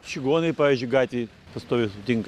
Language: Lithuanian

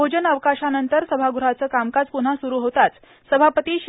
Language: Marathi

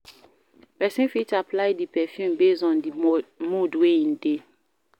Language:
Nigerian Pidgin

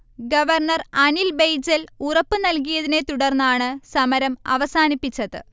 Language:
Malayalam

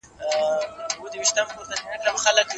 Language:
Pashto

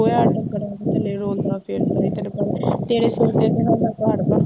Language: Punjabi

